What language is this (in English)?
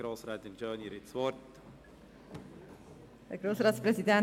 Swiss German